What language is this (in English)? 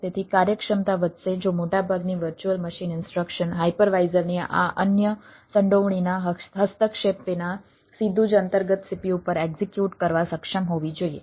Gujarati